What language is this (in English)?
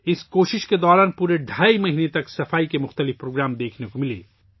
Urdu